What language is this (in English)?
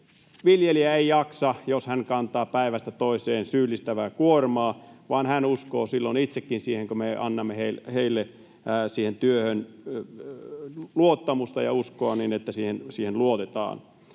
Finnish